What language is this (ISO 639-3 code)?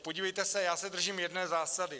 ces